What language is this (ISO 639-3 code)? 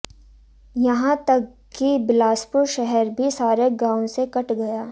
hin